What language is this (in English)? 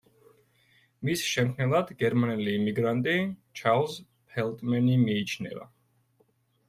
Georgian